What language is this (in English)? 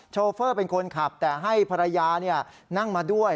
Thai